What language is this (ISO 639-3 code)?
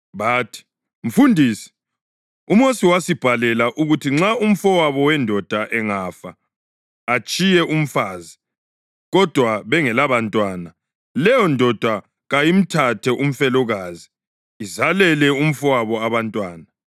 nde